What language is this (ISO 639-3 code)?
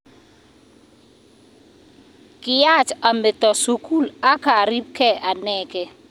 kln